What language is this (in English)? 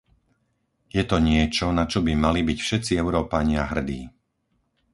Slovak